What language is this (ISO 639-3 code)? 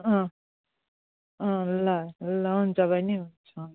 nep